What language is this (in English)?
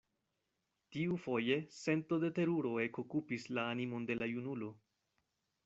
Esperanto